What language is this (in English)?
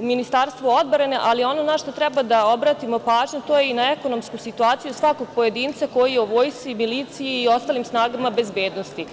Serbian